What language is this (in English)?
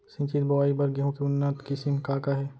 Chhattisgarhi